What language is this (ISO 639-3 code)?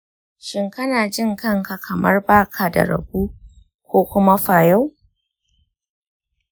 hau